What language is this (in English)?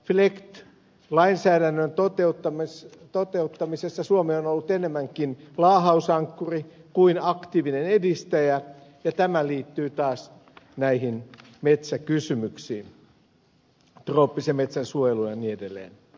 Finnish